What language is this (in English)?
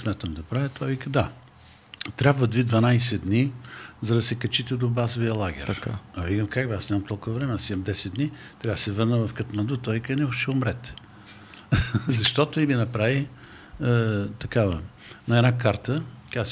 Bulgarian